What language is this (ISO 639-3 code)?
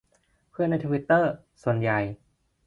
tha